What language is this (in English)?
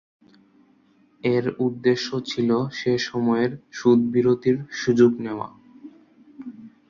Bangla